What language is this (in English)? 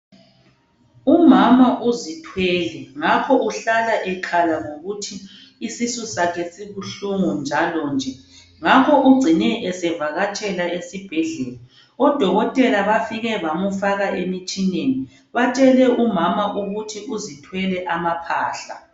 North Ndebele